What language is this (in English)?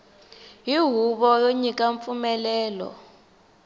Tsonga